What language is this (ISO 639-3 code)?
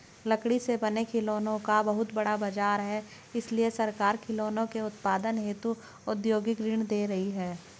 hin